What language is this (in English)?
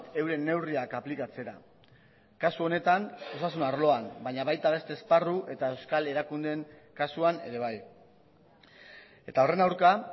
Basque